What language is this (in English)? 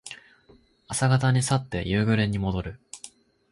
Japanese